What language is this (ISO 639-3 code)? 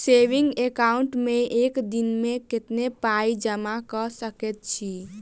mai